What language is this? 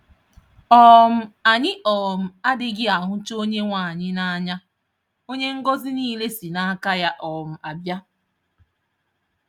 Igbo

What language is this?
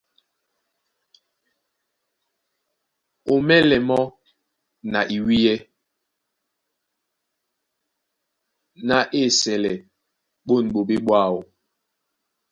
Duala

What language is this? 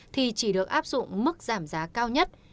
Vietnamese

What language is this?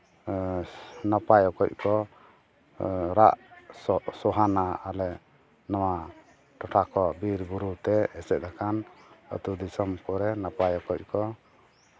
Santali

